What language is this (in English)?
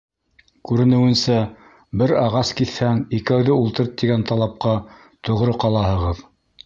Bashkir